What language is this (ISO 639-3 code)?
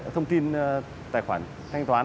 vie